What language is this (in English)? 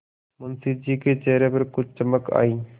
Hindi